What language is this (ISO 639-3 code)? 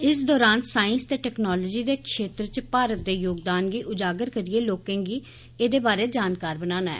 doi